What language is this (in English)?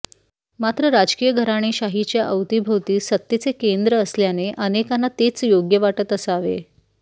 Marathi